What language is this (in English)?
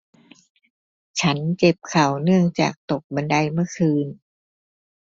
Thai